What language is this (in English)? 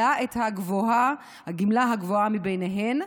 Hebrew